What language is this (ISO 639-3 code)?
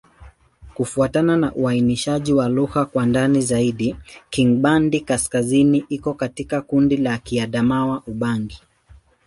swa